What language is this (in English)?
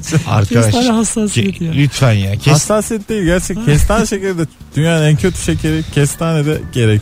Turkish